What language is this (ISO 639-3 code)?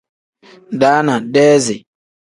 kdh